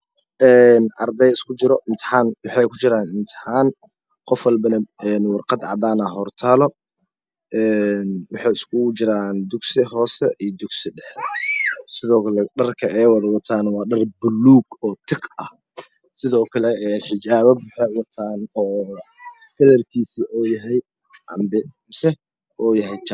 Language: Somali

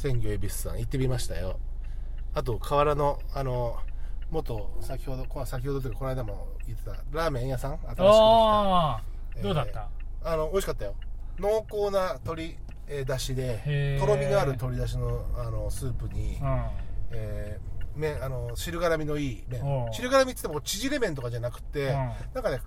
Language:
Japanese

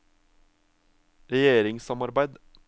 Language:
Norwegian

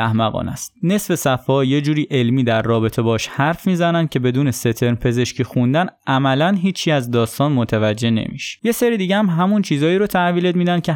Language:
Persian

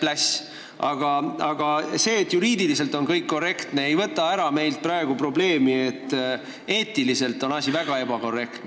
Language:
Estonian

